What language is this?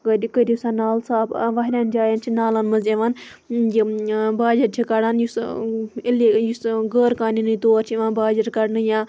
Kashmiri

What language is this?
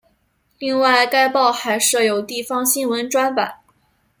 Chinese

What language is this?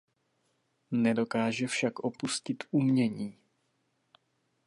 Czech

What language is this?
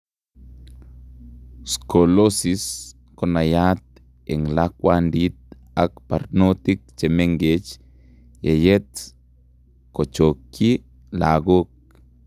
Kalenjin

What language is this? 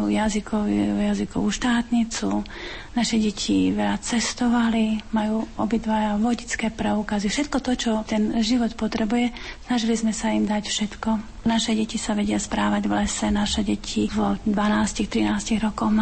Slovak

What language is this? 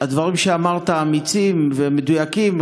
Hebrew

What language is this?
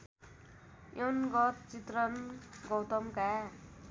Nepali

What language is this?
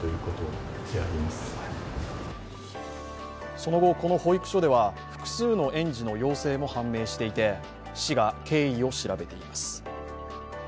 Japanese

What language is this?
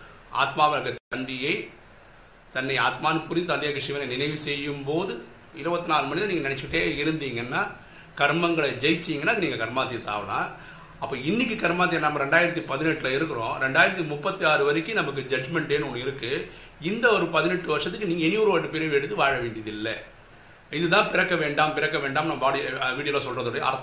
Tamil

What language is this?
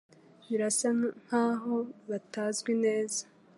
Kinyarwanda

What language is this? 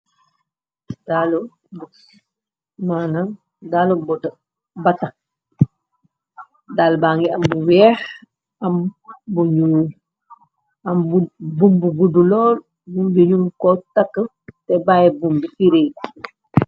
Wolof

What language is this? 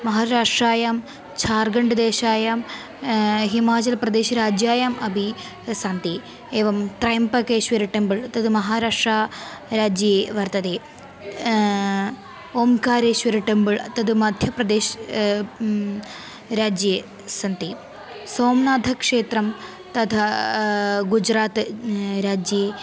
Sanskrit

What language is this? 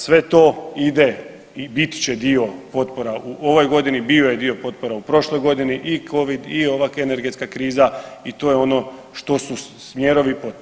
Croatian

